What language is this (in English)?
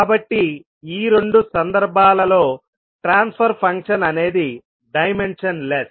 Telugu